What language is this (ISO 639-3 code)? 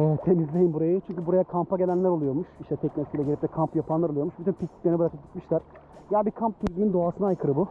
tur